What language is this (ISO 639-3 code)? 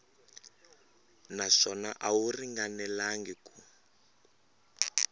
tso